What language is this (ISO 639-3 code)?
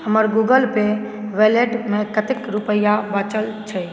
mai